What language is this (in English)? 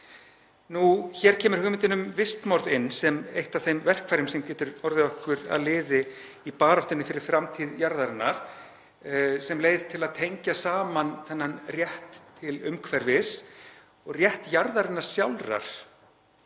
Icelandic